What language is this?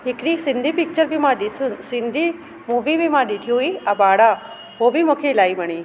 Sindhi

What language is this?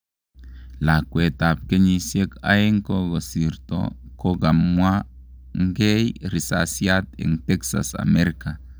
Kalenjin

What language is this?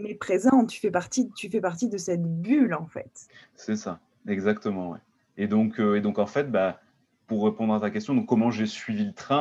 French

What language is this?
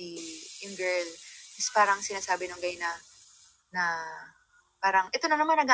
Filipino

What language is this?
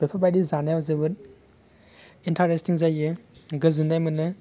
Bodo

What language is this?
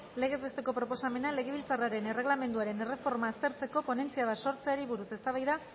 Basque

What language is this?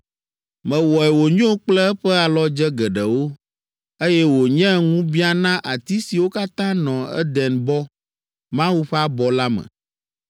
Ewe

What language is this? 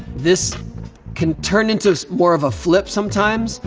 English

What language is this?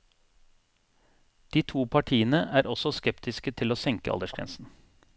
Norwegian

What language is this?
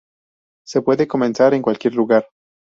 Spanish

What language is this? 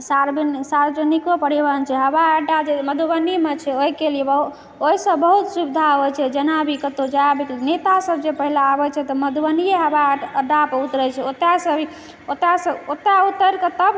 Maithili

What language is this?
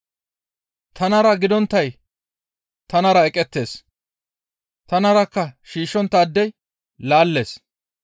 Gamo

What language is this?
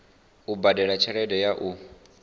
Venda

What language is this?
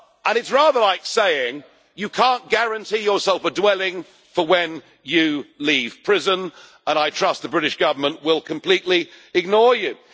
English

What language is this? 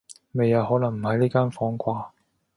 Cantonese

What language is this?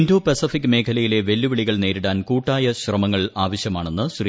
Malayalam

